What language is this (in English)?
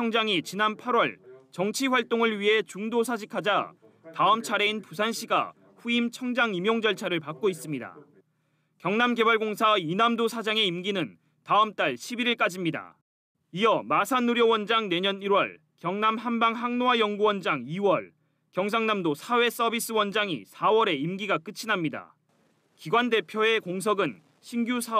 Korean